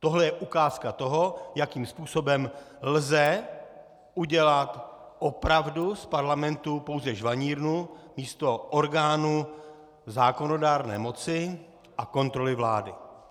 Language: Czech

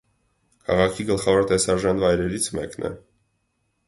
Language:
Armenian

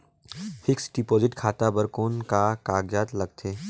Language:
Chhattisgarhi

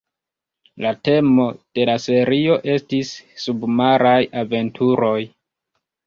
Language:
Esperanto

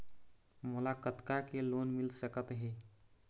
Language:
Chhattisgarhi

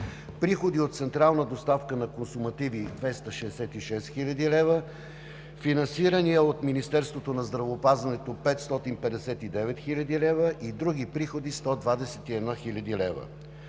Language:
Bulgarian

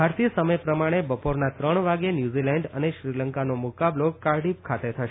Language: Gujarati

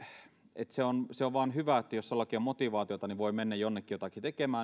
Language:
Finnish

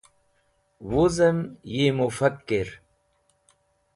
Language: Wakhi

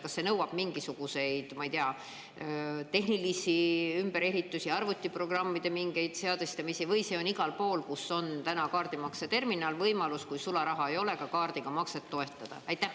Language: Estonian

